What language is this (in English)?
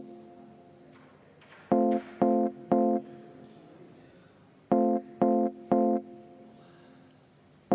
Estonian